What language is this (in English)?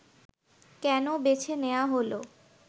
Bangla